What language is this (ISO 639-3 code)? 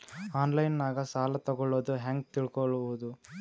kan